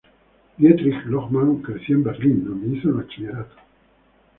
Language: Spanish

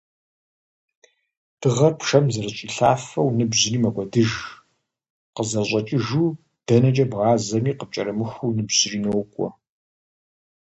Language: Kabardian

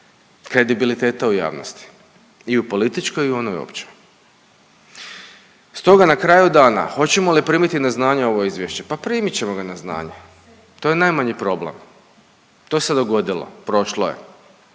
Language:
Croatian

